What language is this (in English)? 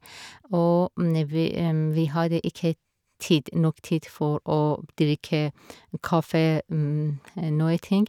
Norwegian